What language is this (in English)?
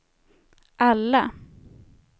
Swedish